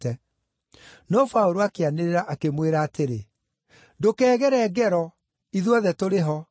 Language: Kikuyu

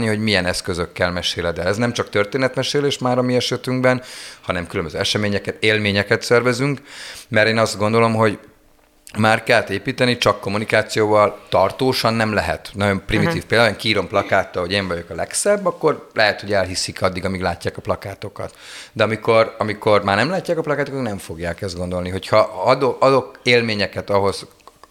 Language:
Hungarian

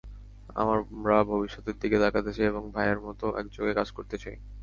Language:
Bangla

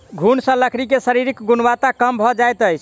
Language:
Maithili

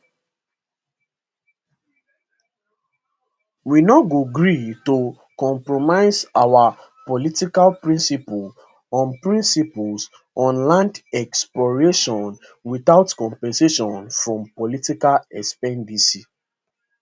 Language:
Nigerian Pidgin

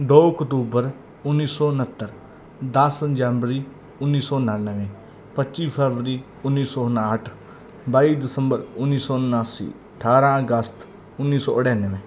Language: Punjabi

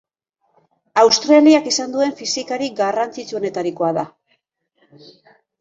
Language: Basque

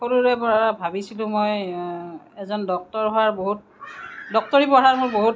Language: Assamese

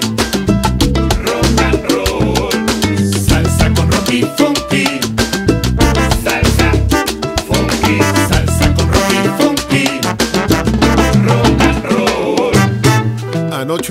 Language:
Spanish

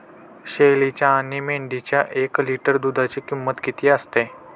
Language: Marathi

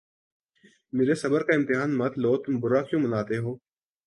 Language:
Urdu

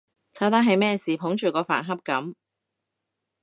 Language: Cantonese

